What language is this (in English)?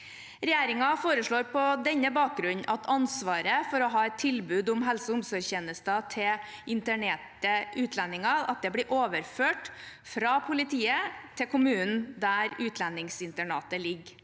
Norwegian